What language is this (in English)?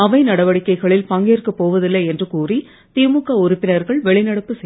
Tamil